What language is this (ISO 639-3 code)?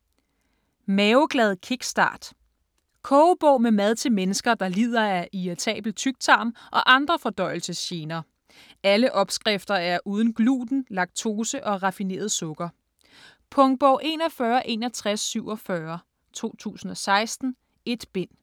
dan